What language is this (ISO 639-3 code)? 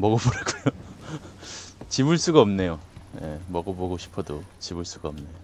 kor